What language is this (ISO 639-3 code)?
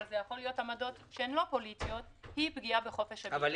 heb